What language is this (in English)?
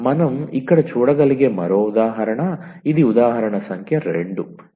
Telugu